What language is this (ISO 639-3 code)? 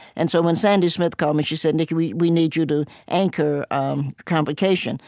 eng